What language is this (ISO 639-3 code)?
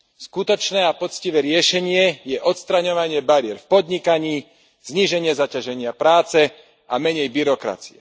slk